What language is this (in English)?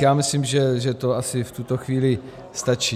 Czech